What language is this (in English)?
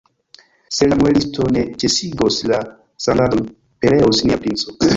Esperanto